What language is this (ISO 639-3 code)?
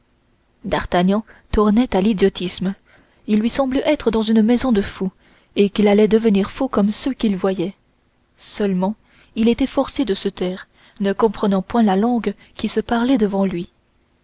fra